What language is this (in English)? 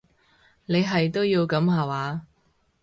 Cantonese